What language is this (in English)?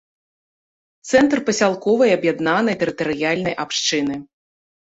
Belarusian